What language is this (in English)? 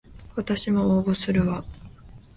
Japanese